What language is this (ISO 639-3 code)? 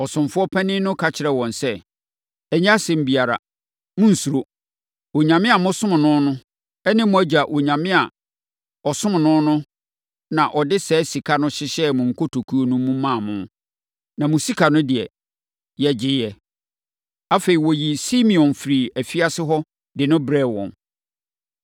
aka